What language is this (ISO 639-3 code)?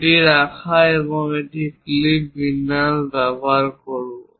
ben